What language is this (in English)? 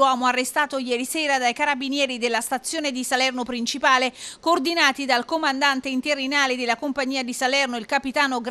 Italian